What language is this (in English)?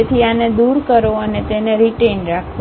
Gujarati